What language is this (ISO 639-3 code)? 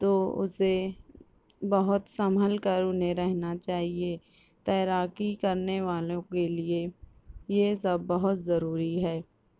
urd